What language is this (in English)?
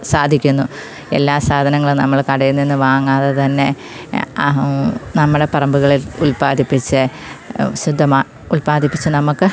Malayalam